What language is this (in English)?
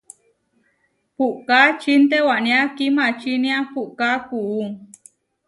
Huarijio